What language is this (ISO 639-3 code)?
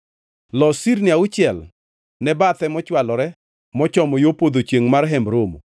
luo